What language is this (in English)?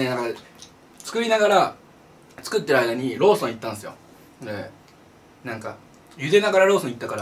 Japanese